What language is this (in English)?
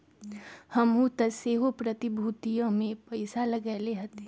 Magahi